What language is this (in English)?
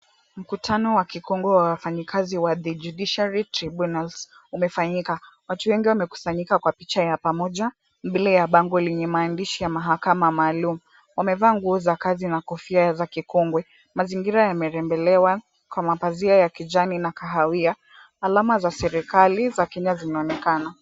Swahili